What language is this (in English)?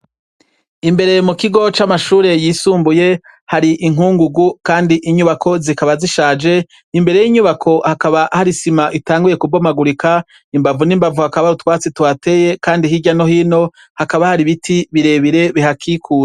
Rundi